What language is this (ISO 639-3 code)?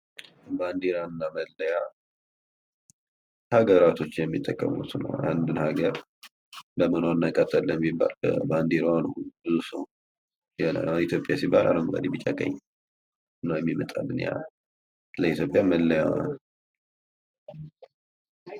amh